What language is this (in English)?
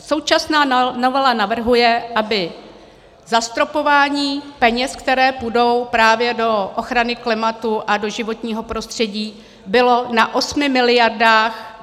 Czech